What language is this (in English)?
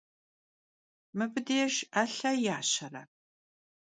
Kabardian